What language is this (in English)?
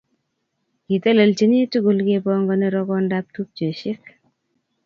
Kalenjin